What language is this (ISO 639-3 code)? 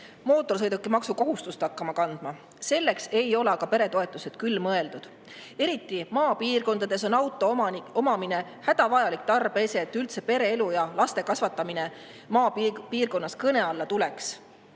est